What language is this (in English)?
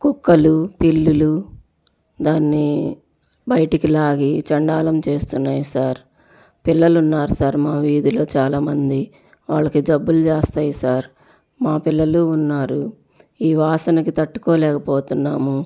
Telugu